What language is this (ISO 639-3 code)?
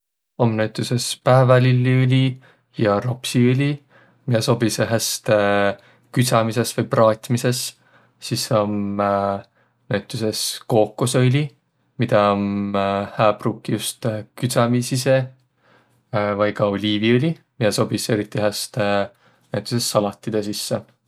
vro